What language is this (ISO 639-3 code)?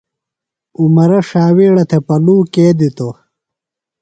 phl